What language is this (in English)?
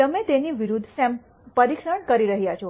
Gujarati